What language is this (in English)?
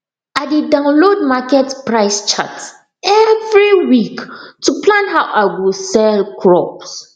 Nigerian Pidgin